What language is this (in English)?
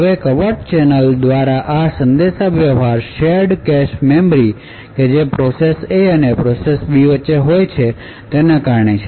Gujarati